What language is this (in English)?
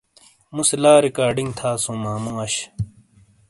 Shina